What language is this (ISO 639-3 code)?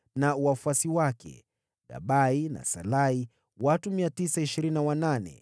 swa